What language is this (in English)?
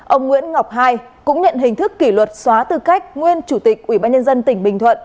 Vietnamese